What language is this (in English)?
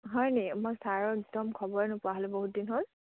Assamese